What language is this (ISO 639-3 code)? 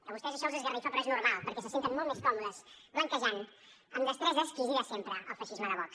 cat